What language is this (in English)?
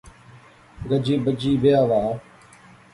Pahari-Potwari